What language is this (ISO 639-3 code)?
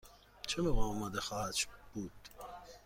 fas